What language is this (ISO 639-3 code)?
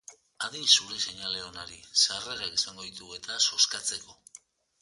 eus